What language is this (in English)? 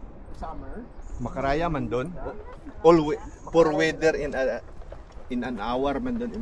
Filipino